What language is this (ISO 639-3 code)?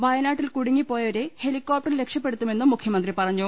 mal